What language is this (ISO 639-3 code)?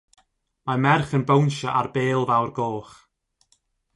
cym